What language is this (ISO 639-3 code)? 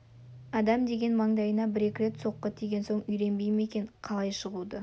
kaz